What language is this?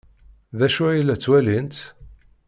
Kabyle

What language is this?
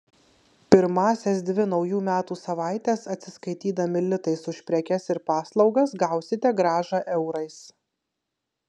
Lithuanian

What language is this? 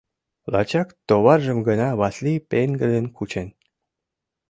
Mari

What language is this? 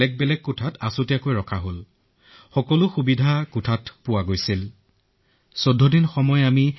Assamese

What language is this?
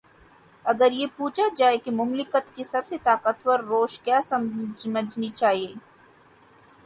Urdu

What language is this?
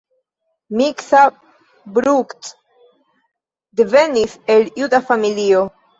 Esperanto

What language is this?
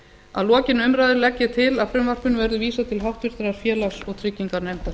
Icelandic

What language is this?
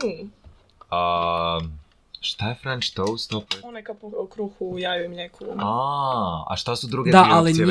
Croatian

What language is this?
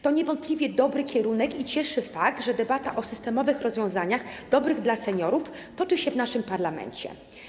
Polish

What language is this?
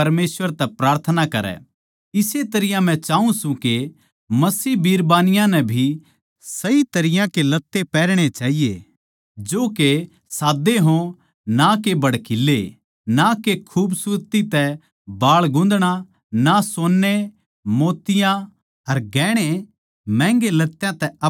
Haryanvi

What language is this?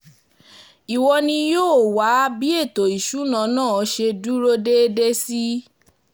Yoruba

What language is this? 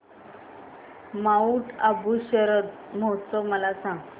Marathi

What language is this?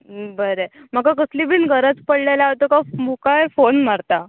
Konkani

